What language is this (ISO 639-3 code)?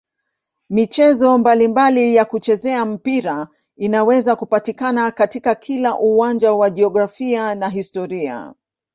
swa